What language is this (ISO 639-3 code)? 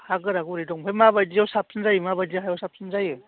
brx